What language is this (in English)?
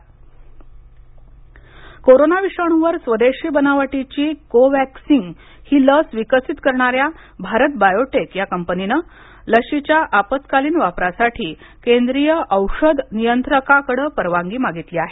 Marathi